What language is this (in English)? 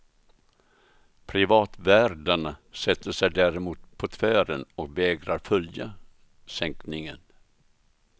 Swedish